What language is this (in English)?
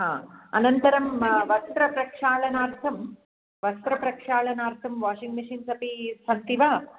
Sanskrit